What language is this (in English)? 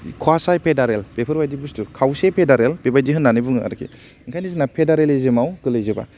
Bodo